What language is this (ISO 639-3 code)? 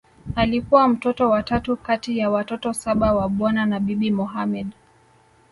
swa